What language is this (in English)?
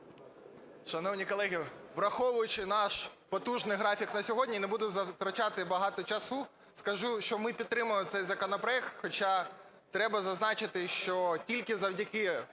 Ukrainian